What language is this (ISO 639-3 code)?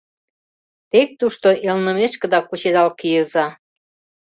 chm